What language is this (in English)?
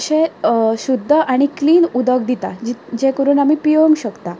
Konkani